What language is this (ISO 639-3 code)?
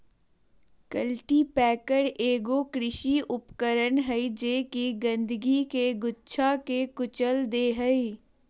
mag